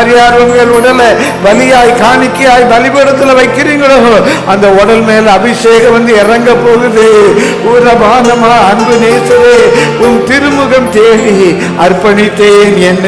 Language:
Tamil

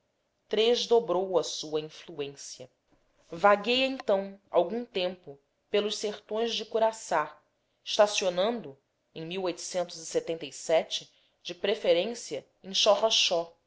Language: Portuguese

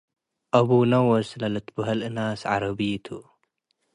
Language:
Tigre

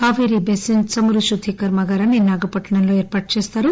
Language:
Telugu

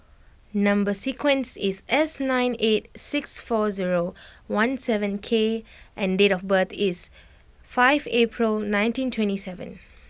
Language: English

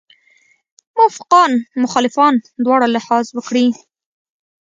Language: Pashto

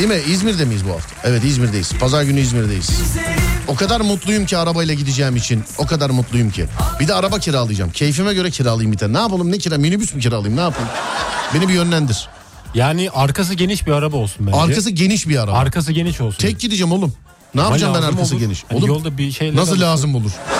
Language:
Turkish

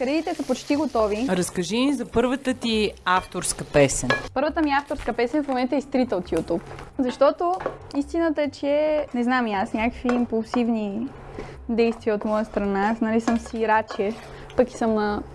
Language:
Bulgarian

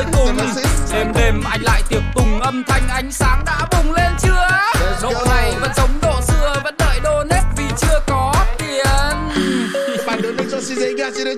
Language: Vietnamese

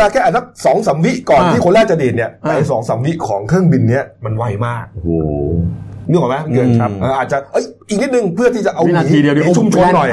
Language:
Thai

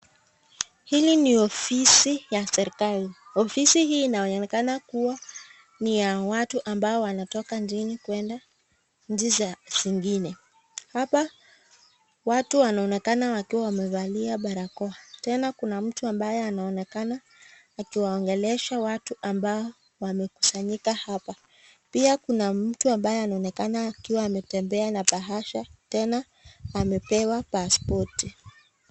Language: Swahili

